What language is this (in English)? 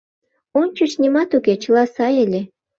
Mari